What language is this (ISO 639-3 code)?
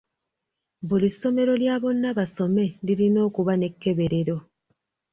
lug